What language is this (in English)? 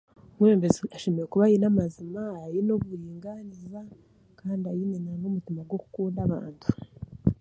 Chiga